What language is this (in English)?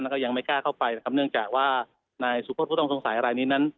Thai